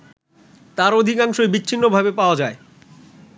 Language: Bangla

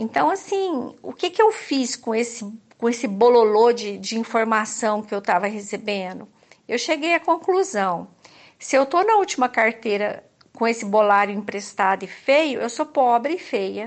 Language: Portuguese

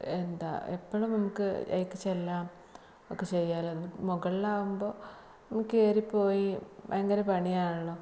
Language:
Malayalam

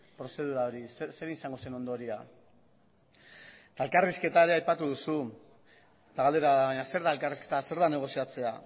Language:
Basque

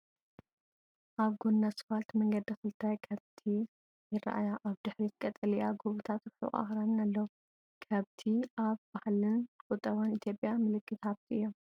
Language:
Tigrinya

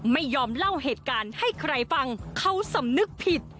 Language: Thai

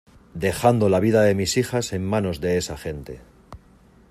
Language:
Spanish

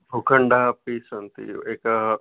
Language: Sanskrit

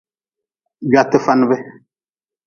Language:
Nawdm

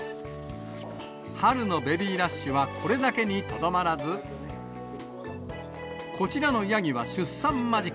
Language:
Japanese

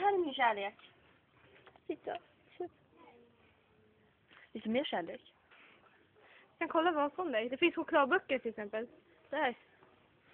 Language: Swedish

